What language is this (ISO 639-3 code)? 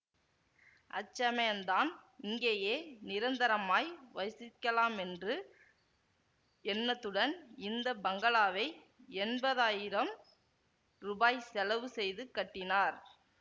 tam